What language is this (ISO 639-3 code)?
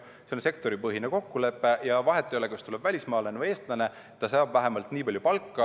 est